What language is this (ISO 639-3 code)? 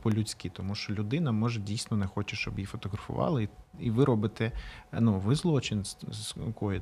ukr